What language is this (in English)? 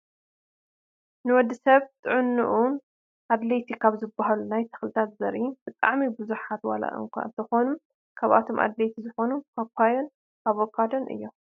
Tigrinya